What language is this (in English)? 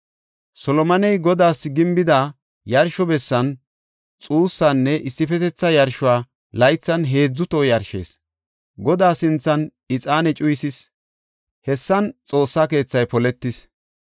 Gofa